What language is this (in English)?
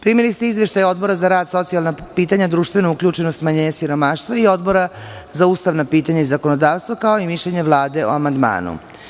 Serbian